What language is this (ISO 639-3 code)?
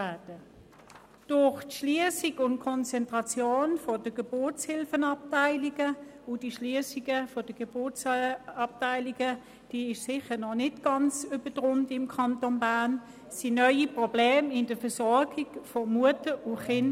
gsw